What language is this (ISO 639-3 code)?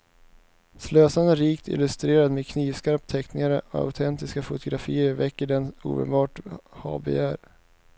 swe